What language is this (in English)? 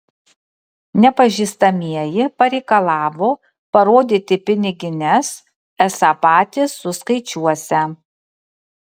Lithuanian